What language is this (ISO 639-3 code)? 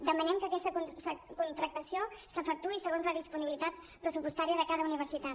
cat